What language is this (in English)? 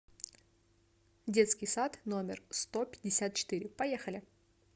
Russian